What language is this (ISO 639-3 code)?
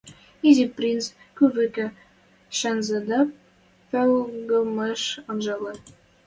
mrj